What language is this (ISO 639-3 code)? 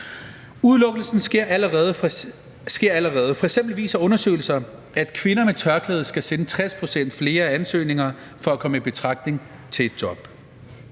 dan